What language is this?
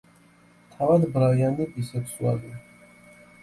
Georgian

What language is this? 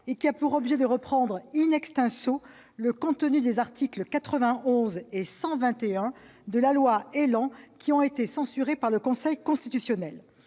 French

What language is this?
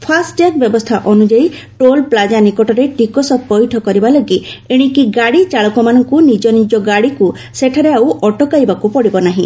Odia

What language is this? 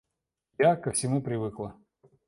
Russian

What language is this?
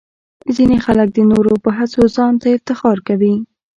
Pashto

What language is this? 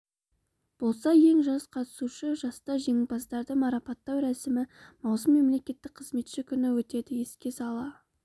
Kazakh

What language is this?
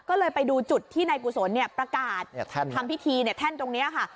Thai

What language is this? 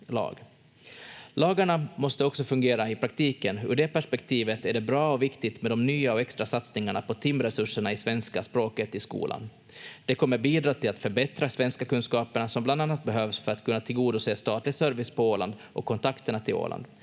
Finnish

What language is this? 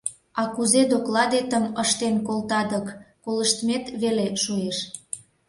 Mari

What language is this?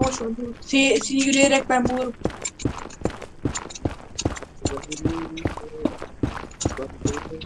Turkish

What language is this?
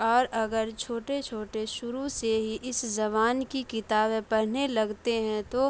Urdu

